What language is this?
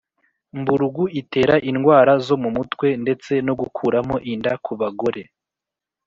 Kinyarwanda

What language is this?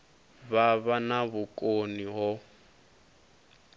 Venda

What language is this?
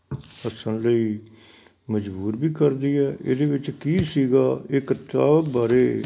Punjabi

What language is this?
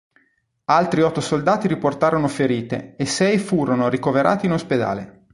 Italian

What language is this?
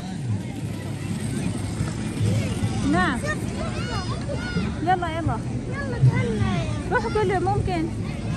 Arabic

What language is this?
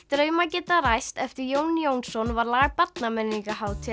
Icelandic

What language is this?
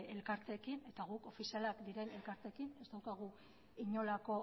Basque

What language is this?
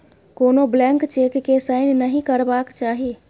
Maithili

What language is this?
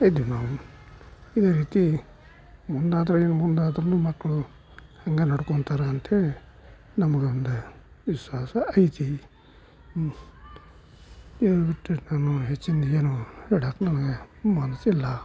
Kannada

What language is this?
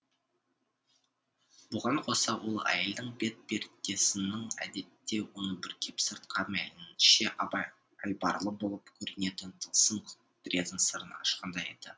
Kazakh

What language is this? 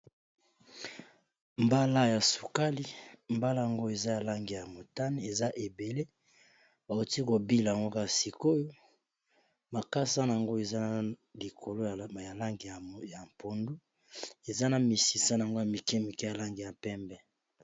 Lingala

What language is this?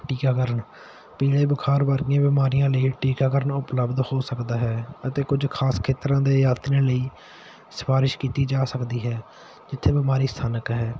Punjabi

